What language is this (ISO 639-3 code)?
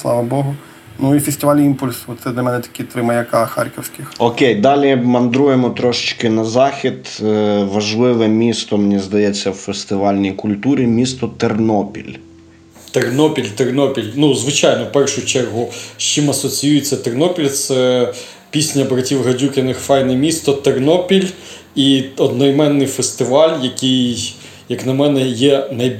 ukr